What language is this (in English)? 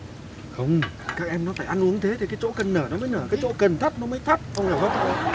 Vietnamese